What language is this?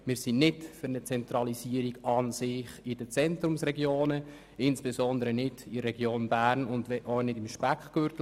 Swiss German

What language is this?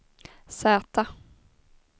Swedish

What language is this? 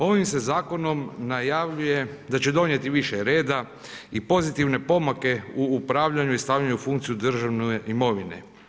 Croatian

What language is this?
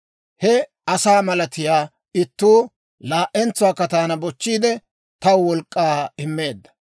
Dawro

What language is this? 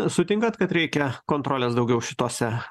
Lithuanian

